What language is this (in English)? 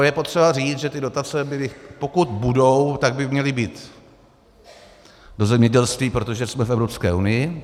Czech